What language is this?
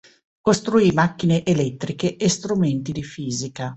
Italian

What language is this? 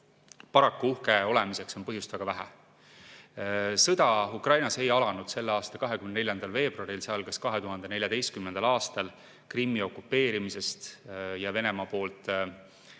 Estonian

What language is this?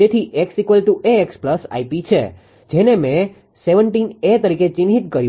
Gujarati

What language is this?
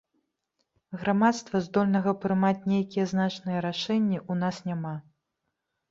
Belarusian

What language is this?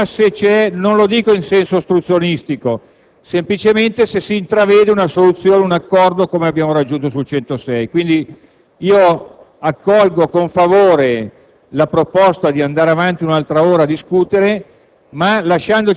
Italian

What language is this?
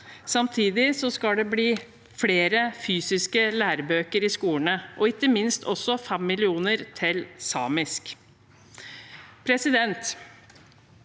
Norwegian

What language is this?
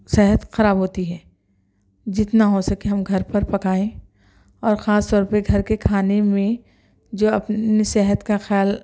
Urdu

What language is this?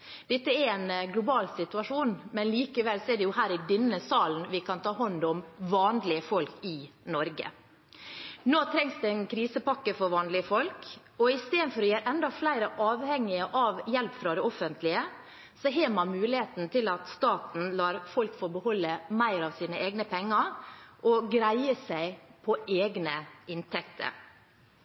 Norwegian Bokmål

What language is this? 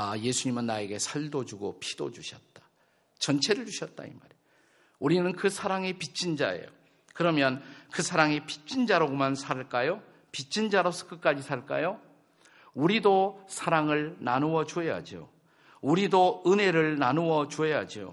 Korean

